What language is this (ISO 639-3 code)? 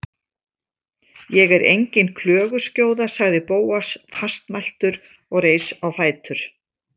isl